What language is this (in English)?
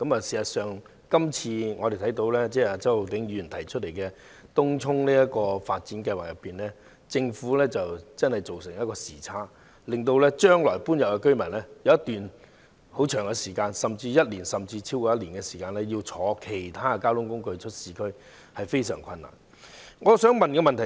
Cantonese